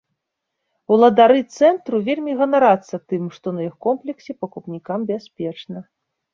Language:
Belarusian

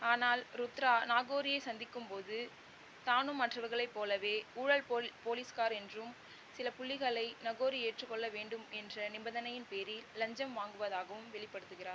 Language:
Tamil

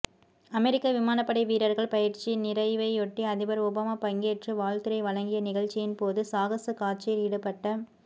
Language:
Tamil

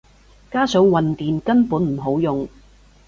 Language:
Cantonese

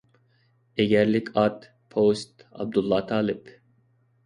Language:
Uyghur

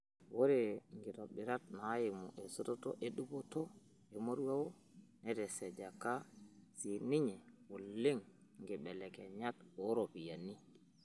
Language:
Masai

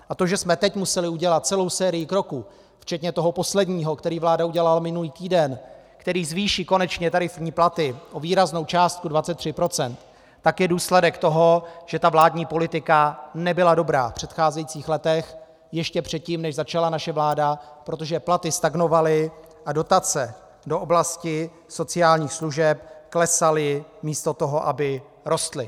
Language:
Czech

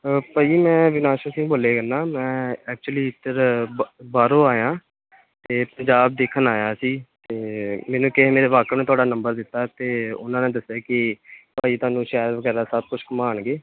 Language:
Punjabi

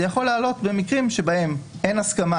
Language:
Hebrew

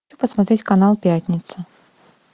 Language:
Russian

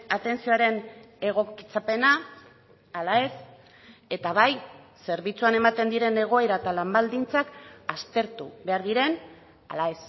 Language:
Basque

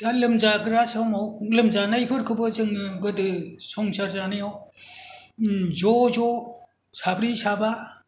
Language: Bodo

